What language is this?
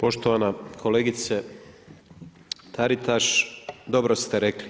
Croatian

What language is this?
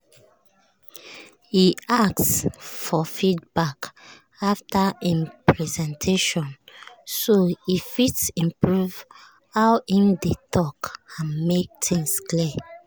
Nigerian Pidgin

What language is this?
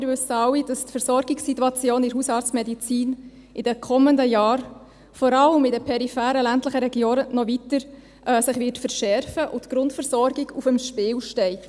Swiss German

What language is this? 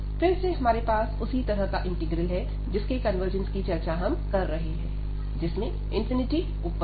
Hindi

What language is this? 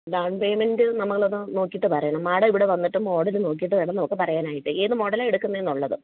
Malayalam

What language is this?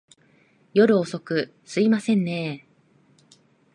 Japanese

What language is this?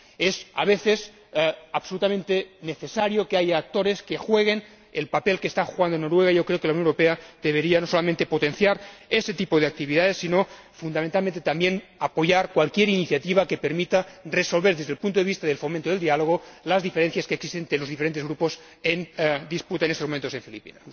Spanish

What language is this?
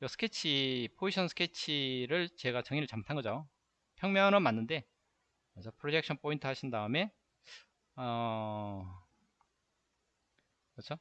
Korean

